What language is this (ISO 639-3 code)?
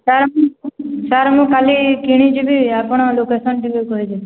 ori